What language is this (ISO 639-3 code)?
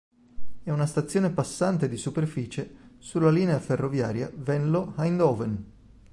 ita